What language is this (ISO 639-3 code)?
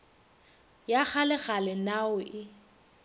nso